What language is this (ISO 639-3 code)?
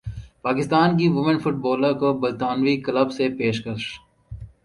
urd